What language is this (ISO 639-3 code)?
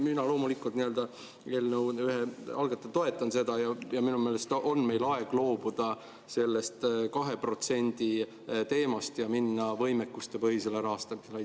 est